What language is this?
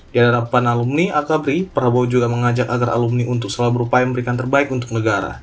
Indonesian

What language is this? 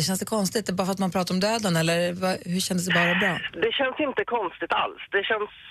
Swedish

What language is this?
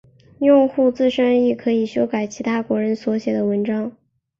Chinese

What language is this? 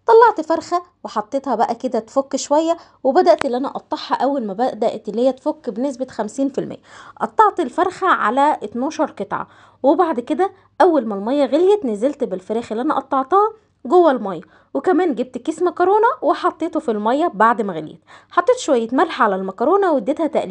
Arabic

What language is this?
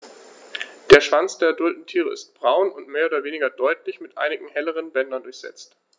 German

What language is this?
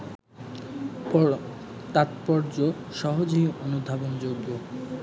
Bangla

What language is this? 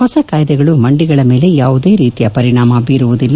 Kannada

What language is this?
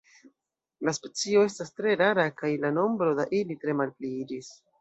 Esperanto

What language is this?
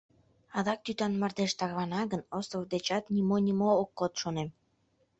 Mari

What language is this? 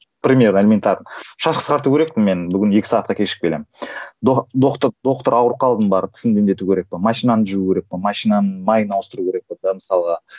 Kazakh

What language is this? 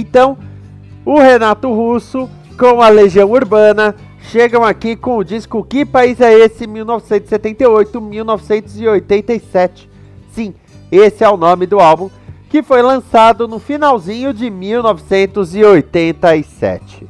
Portuguese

